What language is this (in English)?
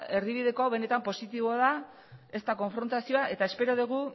Basque